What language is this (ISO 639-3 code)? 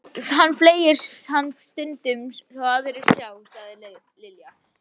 isl